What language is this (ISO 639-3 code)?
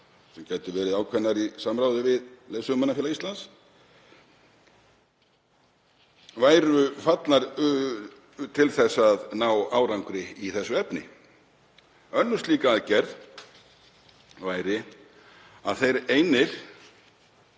isl